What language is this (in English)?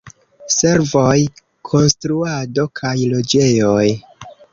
Esperanto